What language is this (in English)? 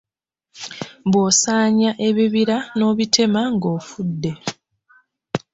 Ganda